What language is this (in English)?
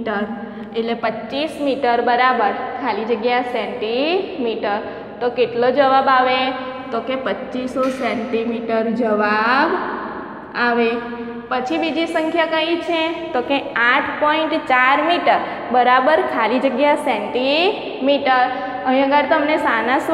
Hindi